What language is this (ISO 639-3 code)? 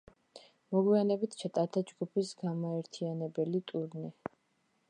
kat